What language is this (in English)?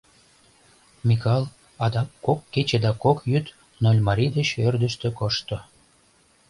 Mari